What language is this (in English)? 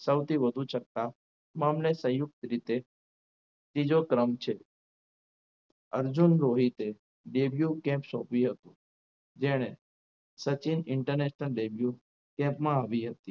Gujarati